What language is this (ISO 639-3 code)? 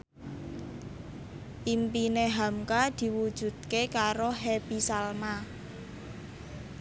jav